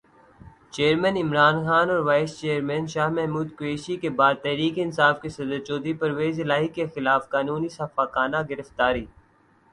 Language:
Urdu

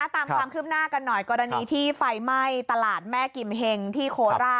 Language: Thai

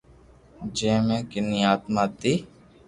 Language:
Loarki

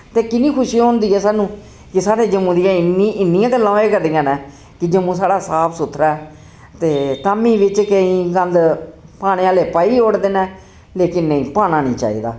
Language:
Dogri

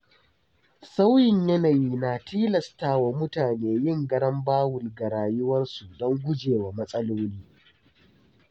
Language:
Hausa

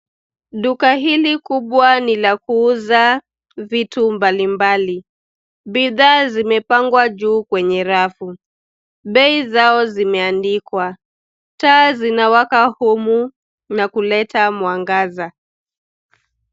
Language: Swahili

